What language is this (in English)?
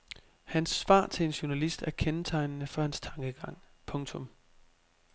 Danish